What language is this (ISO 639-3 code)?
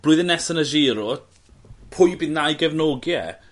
cym